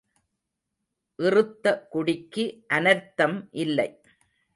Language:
Tamil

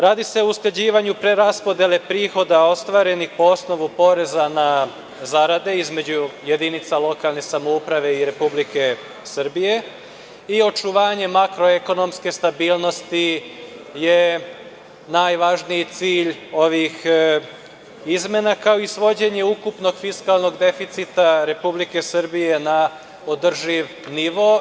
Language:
Serbian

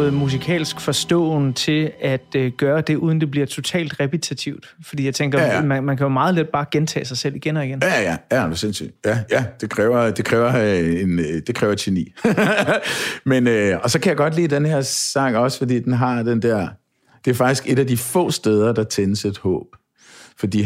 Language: Danish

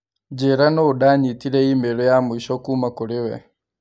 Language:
Kikuyu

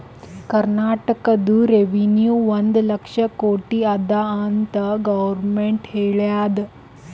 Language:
Kannada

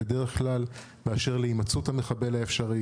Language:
Hebrew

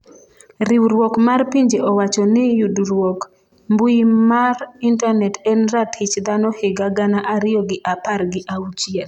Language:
Luo (Kenya and Tanzania)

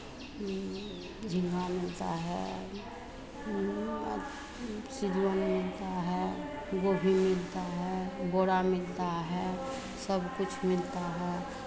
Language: Hindi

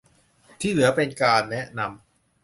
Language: Thai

